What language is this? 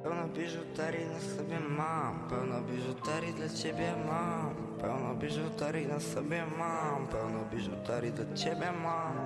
Polish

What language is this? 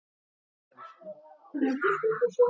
Icelandic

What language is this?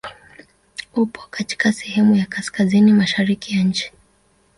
Swahili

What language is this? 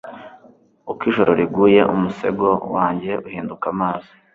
Kinyarwanda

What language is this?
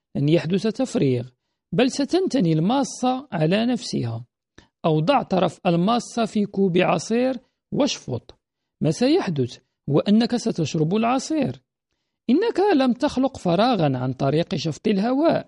Arabic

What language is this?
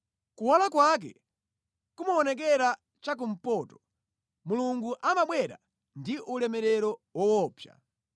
Nyanja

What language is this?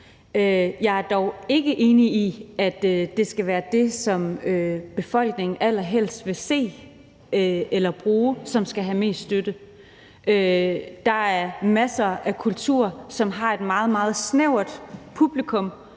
Danish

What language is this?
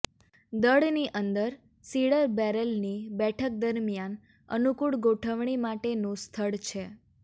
Gujarati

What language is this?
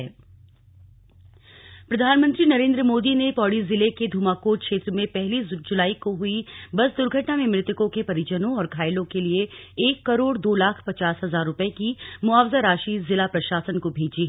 Hindi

